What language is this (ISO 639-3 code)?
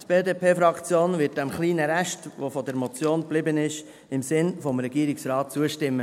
gsw